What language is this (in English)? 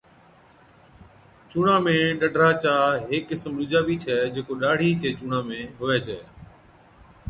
Od